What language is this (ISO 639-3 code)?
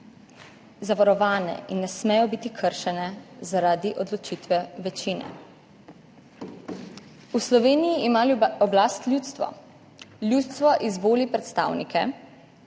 slv